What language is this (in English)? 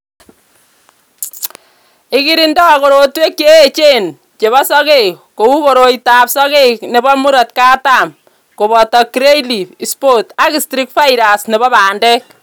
Kalenjin